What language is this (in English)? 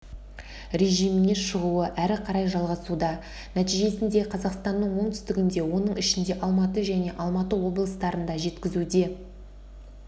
Kazakh